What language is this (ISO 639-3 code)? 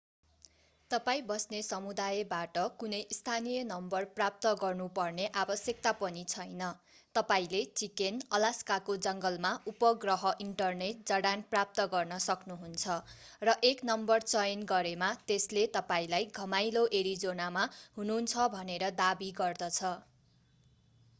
nep